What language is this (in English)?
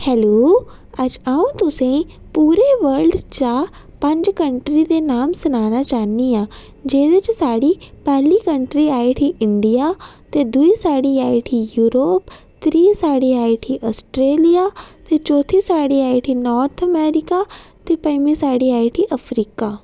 Dogri